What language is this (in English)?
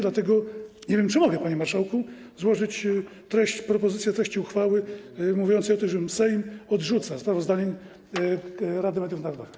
Polish